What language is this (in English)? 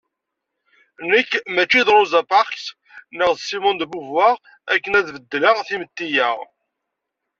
Kabyle